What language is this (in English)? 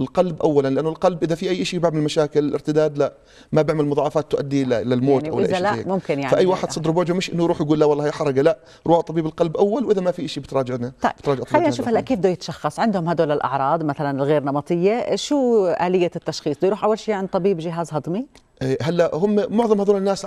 Arabic